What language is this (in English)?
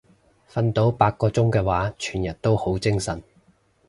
Cantonese